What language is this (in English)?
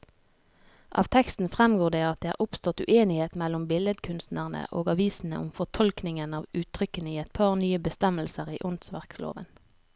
Norwegian